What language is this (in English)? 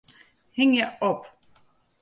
Western Frisian